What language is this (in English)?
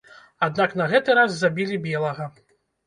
Belarusian